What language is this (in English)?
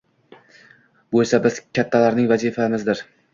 Uzbek